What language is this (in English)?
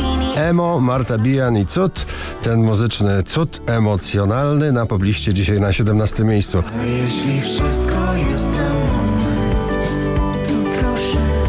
Polish